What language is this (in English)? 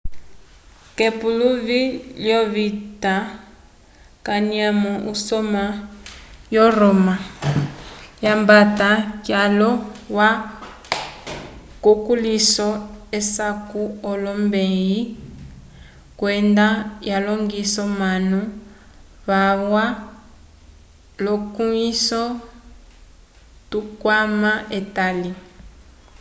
Umbundu